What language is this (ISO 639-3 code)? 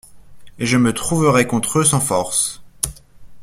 fra